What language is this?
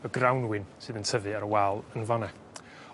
Welsh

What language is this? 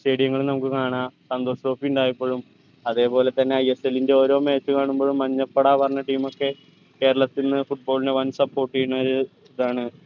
Malayalam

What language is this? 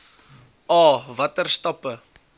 Afrikaans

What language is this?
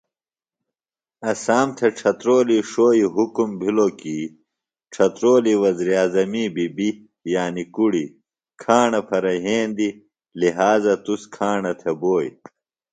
Phalura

